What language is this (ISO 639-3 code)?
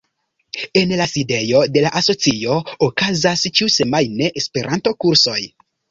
epo